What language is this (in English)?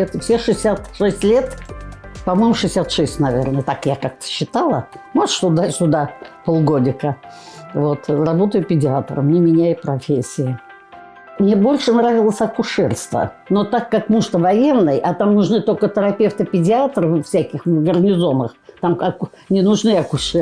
Russian